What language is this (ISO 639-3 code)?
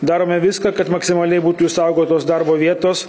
lit